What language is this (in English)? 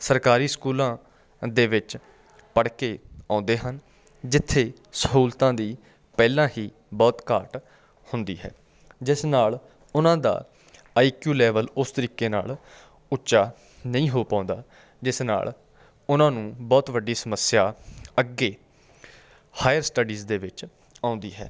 Punjabi